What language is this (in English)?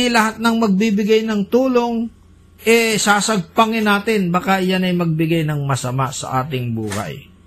Filipino